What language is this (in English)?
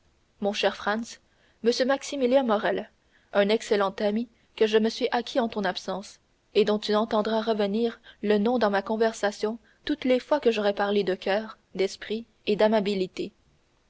French